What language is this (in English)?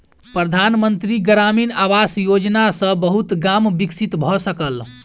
Maithili